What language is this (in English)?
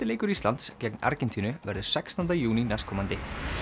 Icelandic